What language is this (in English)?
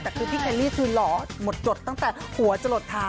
Thai